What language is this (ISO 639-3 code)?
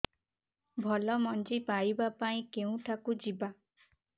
ori